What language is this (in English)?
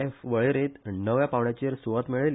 Konkani